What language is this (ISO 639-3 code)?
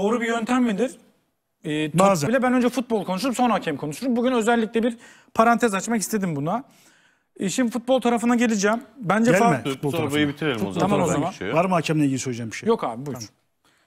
tur